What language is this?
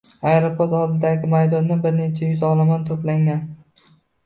Uzbek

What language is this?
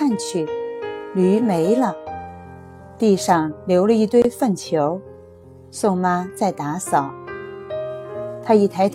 Chinese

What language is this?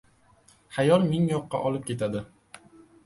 Uzbek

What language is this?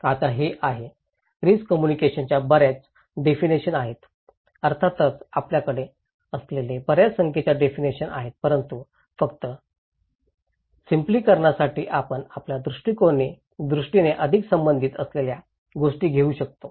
Marathi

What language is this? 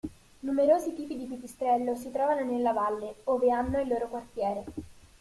Italian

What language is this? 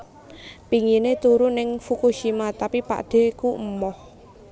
Javanese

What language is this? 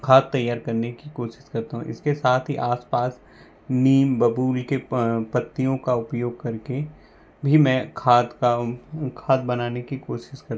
Hindi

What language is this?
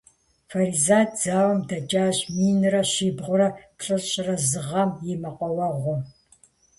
Kabardian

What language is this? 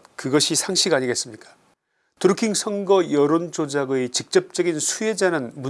Korean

